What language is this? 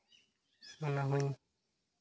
Santali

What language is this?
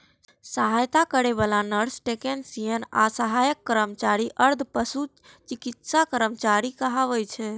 Maithili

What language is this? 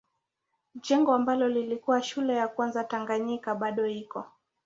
Swahili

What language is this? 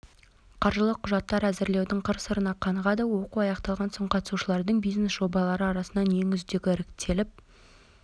Kazakh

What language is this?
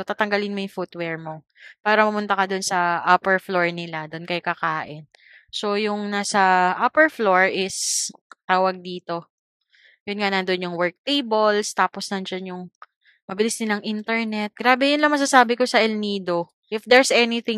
Filipino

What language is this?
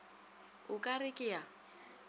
Northern Sotho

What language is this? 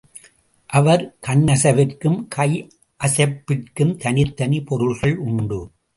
Tamil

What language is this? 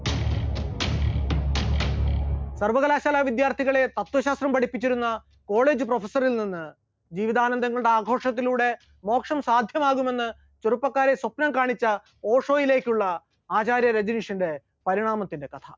Malayalam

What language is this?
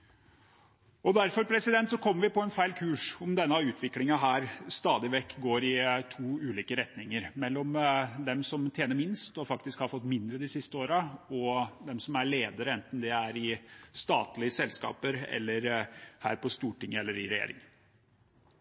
Norwegian Bokmål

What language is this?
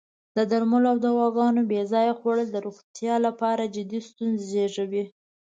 Pashto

